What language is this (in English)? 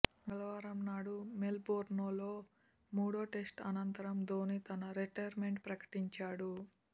Telugu